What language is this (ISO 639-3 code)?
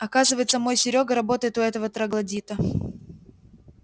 rus